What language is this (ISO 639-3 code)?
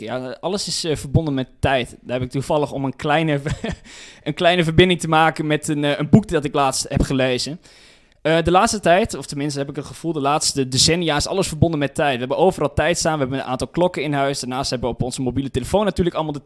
nld